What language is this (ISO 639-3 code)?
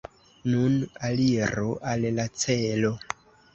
epo